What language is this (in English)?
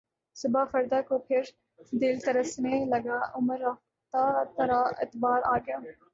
Urdu